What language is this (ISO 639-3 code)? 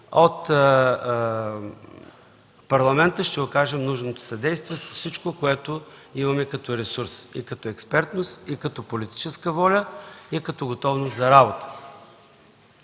bul